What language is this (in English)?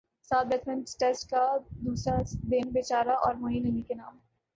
Urdu